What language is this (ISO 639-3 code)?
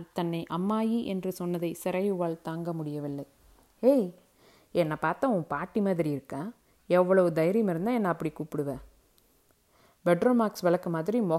tam